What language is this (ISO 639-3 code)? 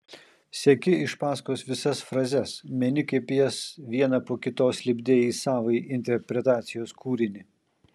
lit